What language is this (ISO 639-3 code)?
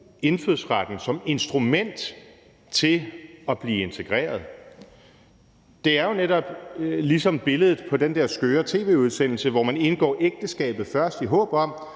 dan